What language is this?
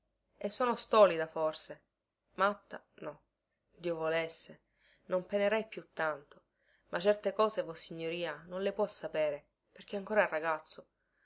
Italian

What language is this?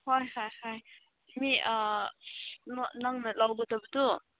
Manipuri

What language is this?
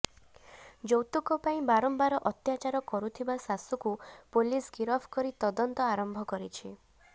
Odia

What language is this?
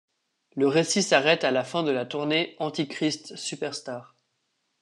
French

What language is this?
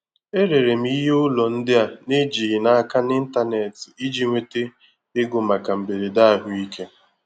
Igbo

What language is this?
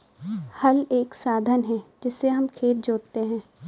Hindi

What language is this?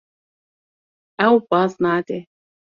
Kurdish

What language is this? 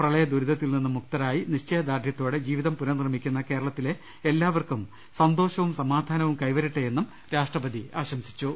Malayalam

